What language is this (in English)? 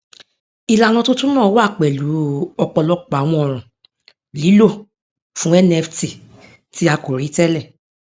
Yoruba